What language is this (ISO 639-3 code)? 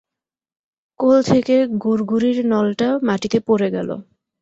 ben